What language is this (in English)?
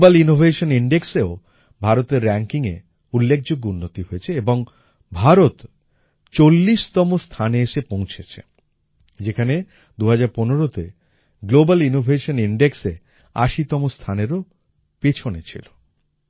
Bangla